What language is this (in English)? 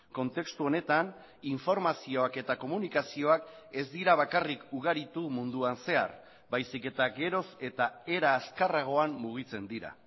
Basque